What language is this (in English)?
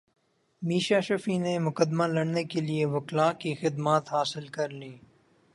Urdu